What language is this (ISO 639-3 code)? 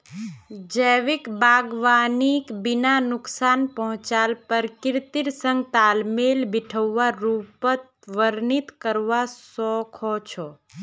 mag